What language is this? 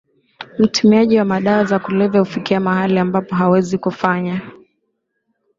Swahili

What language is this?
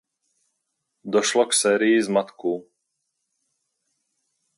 Czech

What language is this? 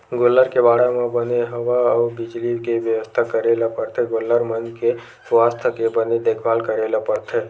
Chhattisgarhi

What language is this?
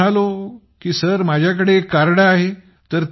Marathi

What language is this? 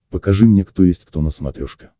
Russian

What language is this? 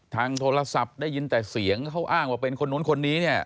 Thai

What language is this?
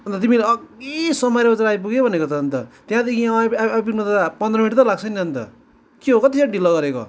Nepali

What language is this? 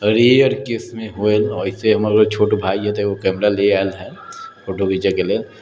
Maithili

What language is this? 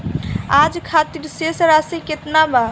Bhojpuri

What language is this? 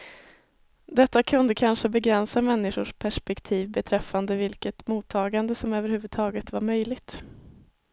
Swedish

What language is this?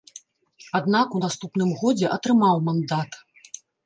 Belarusian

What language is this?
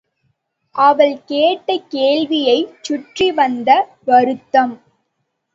Tamil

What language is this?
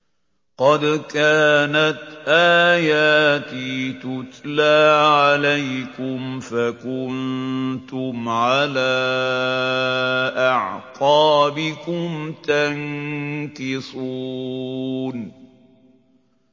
Arabic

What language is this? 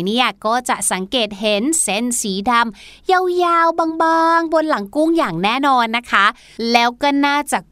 Thai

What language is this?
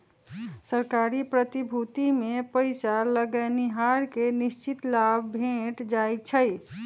Magahi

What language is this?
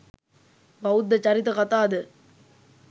Sinhala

